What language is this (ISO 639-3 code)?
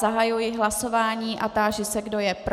ces